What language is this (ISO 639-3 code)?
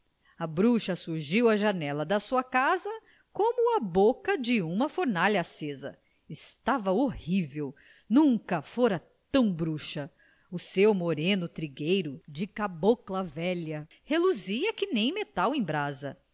por